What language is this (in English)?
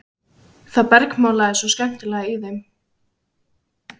Icelandic